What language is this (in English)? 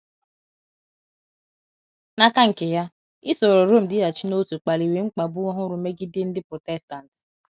Igbo